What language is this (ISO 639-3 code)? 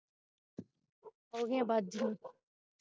pan